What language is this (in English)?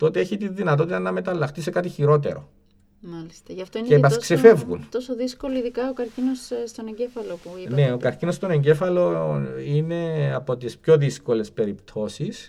Greek